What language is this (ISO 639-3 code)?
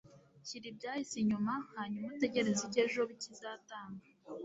kin